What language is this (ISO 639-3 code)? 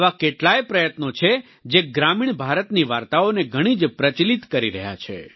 guj